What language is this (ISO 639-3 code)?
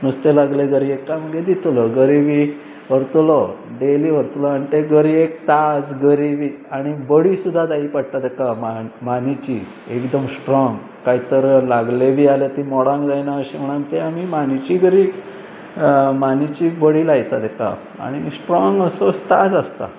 kok